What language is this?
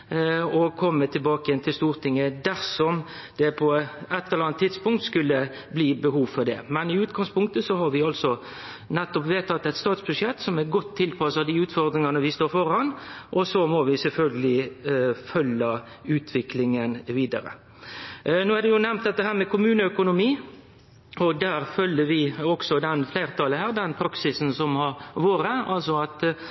Norwegian Nynorsk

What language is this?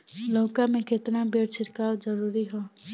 Bhojpuri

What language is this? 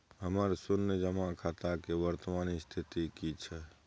Maithili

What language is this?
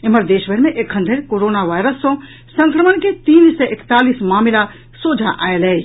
Maithili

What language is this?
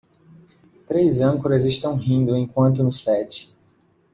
Portuguese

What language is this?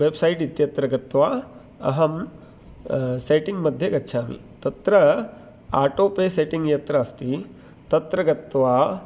Sanskrit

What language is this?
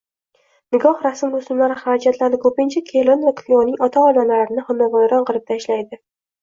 Uzbek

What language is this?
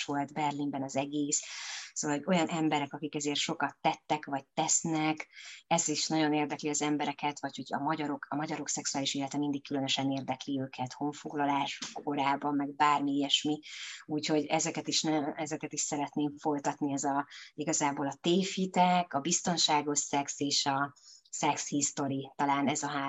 Hungarian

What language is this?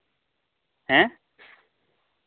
Santali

